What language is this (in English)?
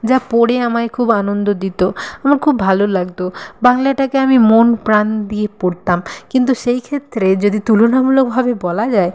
Bangla